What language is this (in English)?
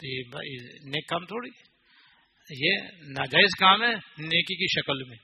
Urdu